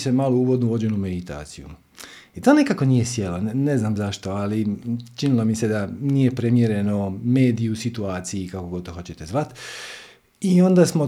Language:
Croatian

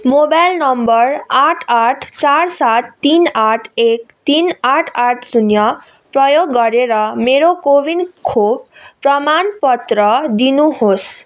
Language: Nepali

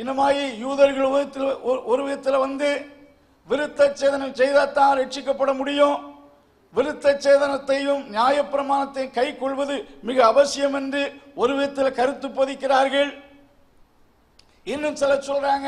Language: Tamil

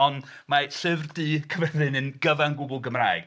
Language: Welsh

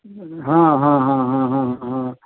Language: Sanskrit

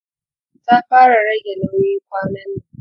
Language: Hausa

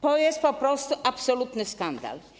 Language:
Polish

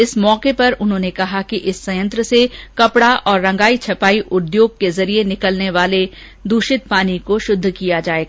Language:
Hindi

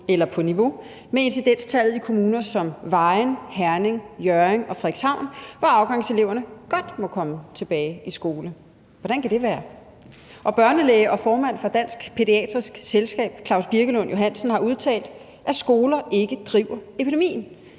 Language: Danish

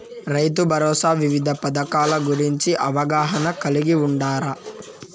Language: Telugu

